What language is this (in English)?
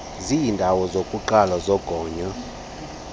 Xhosa